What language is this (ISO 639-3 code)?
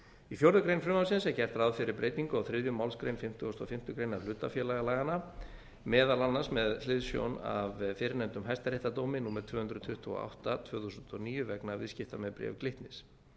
isl